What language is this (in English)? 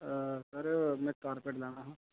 Dogri